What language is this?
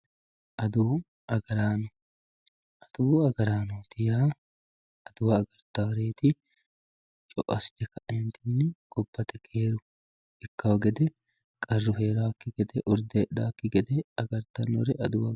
Sidamo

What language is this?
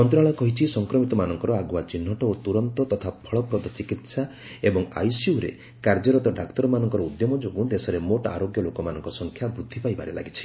Odia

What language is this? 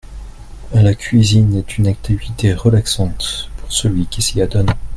French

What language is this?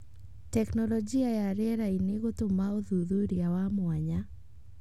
Kikuyu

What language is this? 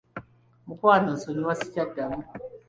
Ganda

